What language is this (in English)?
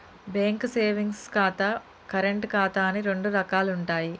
Telugu